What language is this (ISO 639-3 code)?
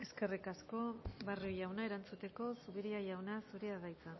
eus